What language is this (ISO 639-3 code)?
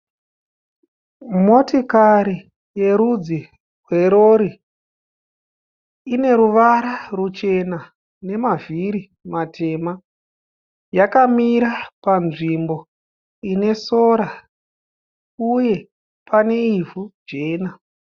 sna